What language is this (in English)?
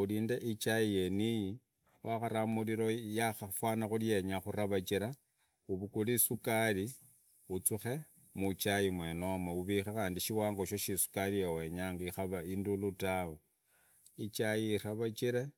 Idakho-Isukha-Tiriki